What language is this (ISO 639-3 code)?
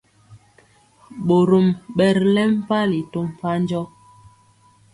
mcx